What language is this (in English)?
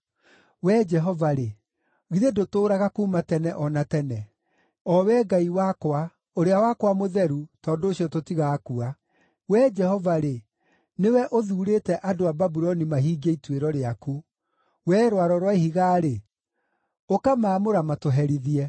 Kikuyu